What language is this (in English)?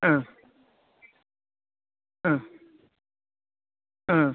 Malayalam